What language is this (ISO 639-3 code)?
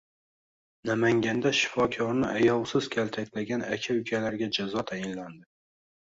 uzb